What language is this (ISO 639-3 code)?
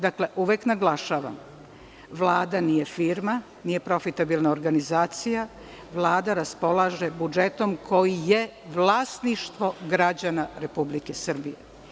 srp